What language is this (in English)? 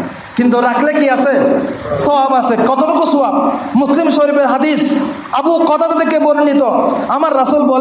Indonesian